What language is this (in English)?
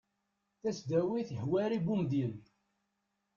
Kabyle